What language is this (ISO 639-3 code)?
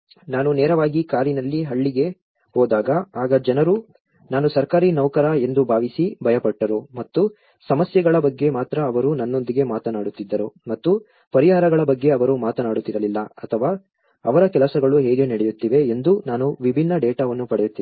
kan